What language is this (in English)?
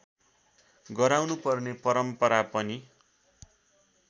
Nepali